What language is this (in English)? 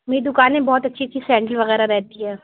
Urdu